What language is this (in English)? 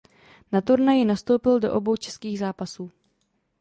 Czech